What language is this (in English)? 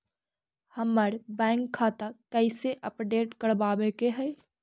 Magahi